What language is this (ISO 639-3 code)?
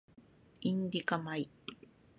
jpn